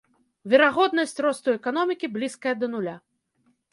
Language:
Belarusian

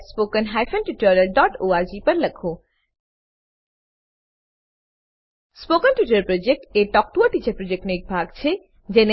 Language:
Gujarati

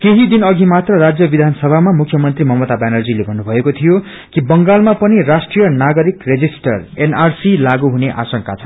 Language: Nepali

